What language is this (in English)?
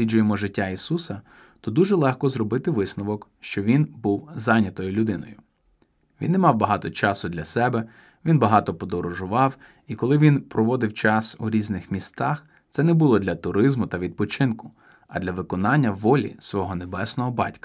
Ukrainian